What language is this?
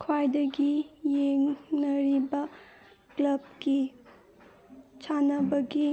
Manipuri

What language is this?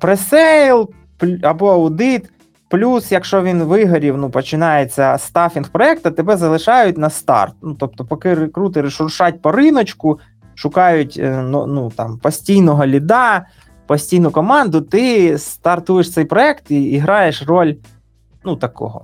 Ukrainian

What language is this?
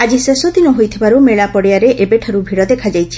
Odia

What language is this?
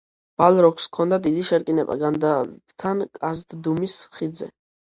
Georgian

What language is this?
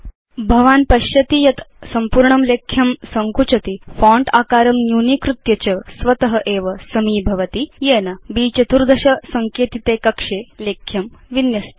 Sanskrit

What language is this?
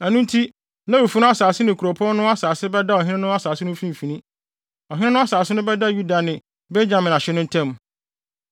Akan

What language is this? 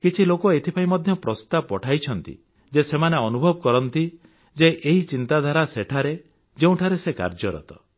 Odia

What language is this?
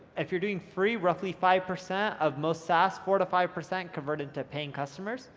English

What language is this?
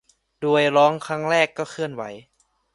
Thai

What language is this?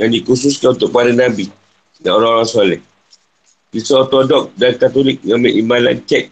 Malay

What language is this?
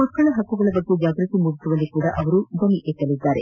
Kannada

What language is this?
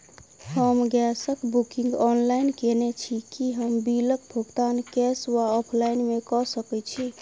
Maithili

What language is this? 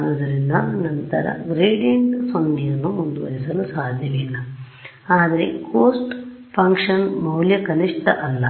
Kannada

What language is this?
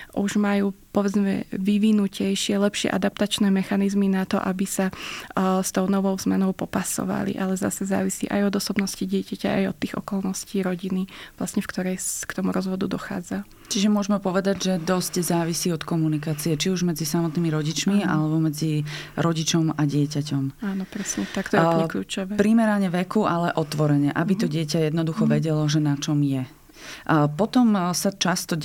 Slovak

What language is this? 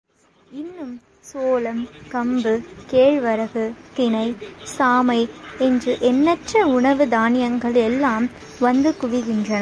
Tamil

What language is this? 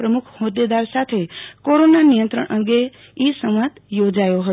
Gujarati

